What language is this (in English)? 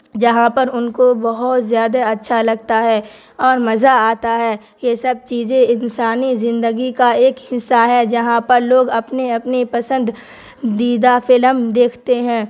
Urdu